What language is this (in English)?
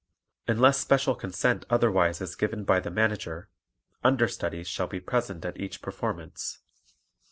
English